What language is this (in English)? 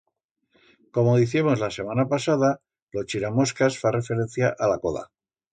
Aragonese